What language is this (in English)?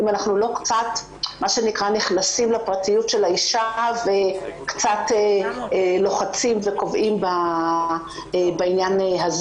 Hebrew